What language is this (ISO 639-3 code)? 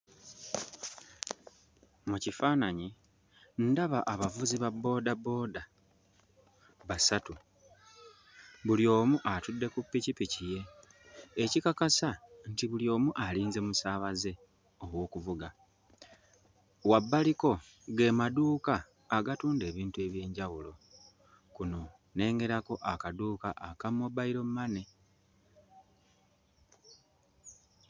lug